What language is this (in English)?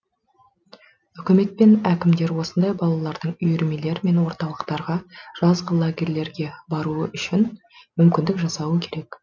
Kazakh